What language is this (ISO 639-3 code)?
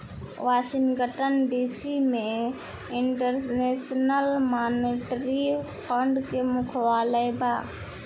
bho